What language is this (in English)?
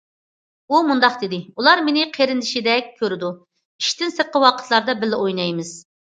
Uyghur